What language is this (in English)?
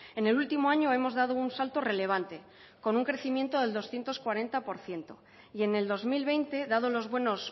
Spanish